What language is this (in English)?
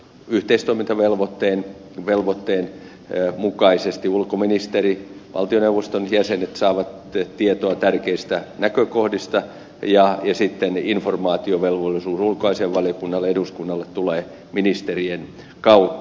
Finnish